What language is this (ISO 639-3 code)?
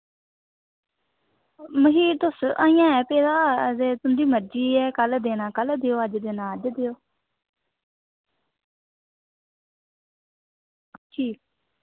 doi